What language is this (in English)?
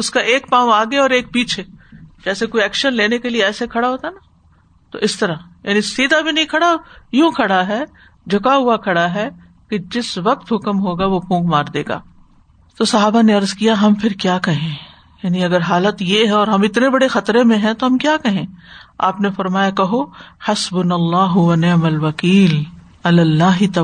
Urdu